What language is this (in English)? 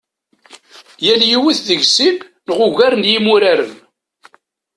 Kabyle